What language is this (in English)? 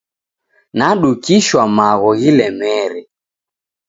Taita